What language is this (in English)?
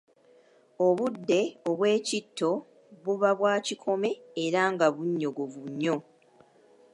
Ganda